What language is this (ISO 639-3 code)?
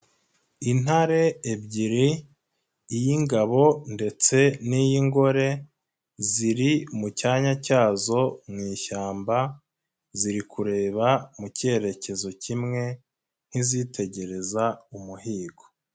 kin